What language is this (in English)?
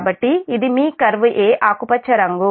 Telugu